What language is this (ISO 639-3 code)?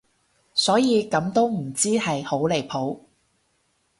yue